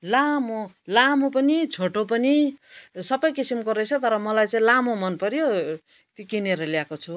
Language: Nepali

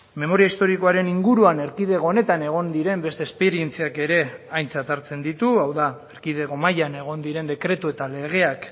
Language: Basque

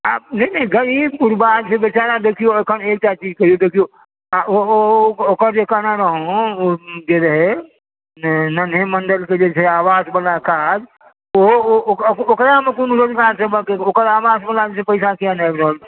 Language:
Maithili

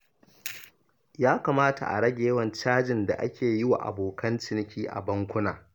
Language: Hausa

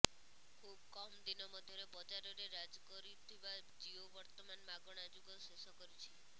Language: Odia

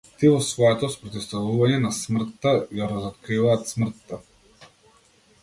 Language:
Macedonian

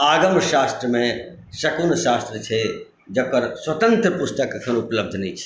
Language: Maithili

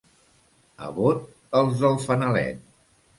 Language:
Catalan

